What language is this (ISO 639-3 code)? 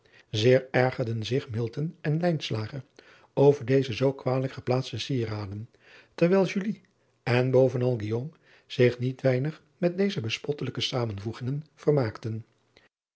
nld